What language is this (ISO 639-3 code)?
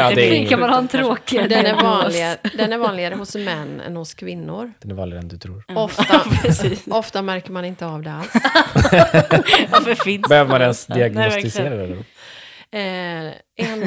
swe